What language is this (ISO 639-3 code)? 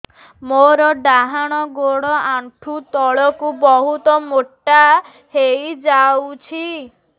ori